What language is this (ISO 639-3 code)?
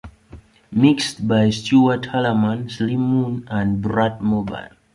eng